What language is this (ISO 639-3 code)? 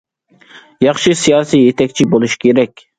uig